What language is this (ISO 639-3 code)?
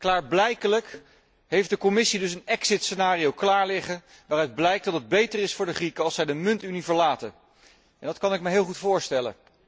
nld